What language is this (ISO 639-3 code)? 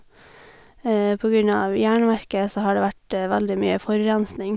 nor